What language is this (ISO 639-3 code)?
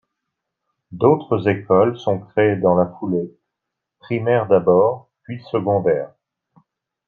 fra